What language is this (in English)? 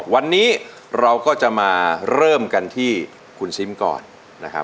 Thai